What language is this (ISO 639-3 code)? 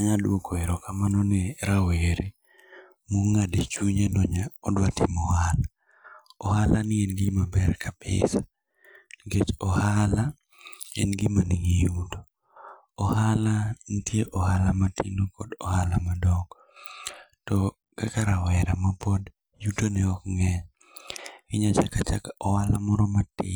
luo